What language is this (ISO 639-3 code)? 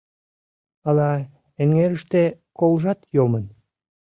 chm